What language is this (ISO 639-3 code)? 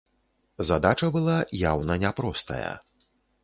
bel